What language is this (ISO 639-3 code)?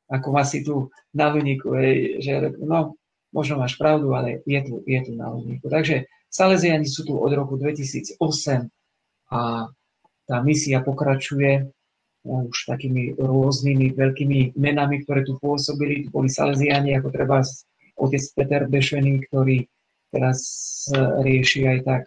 slk